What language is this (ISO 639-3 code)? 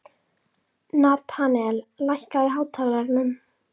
isl